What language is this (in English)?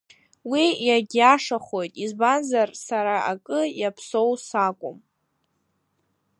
Abkhazian